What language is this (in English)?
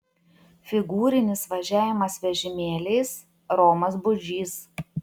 Lithuanian